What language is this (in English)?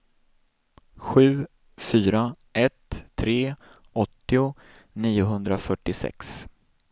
Swedish